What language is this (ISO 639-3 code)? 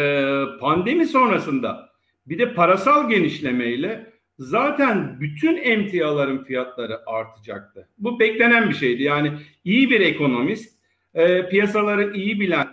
tur